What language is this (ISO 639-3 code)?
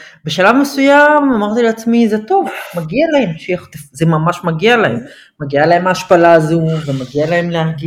heb